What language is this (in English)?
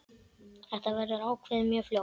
Icelandic